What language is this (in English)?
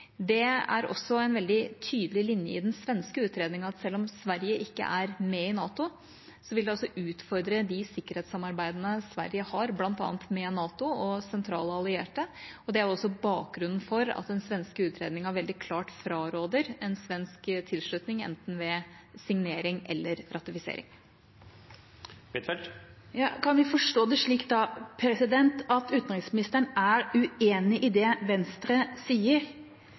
Norwegian Bokmål